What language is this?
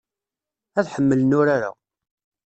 Kabyle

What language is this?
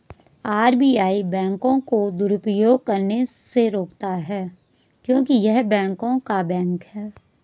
Hindi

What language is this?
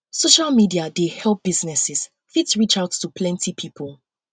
Nigerian Pidgin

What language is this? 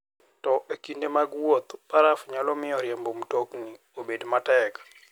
Luo (Kenya and Tanzania)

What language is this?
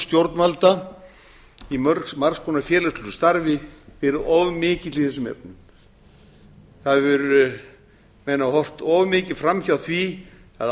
Icelandic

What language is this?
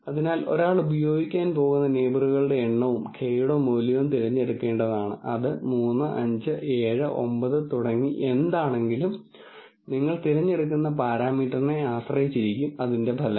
Malayalam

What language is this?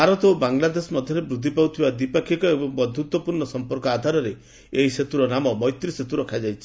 Odia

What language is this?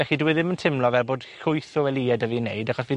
Welsh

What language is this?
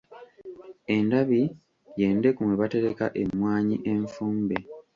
Ganda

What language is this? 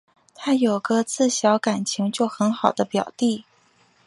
Chinese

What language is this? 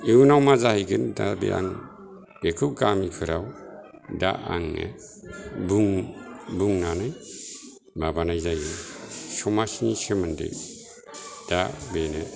Bodo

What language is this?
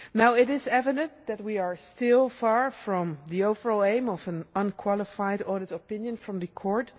English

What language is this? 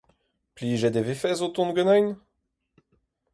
Breton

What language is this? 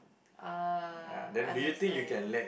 English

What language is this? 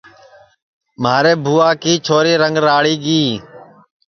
Sansi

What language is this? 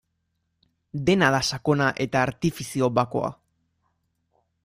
Basque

